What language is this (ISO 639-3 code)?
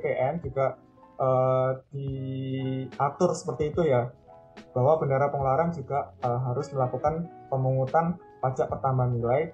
ind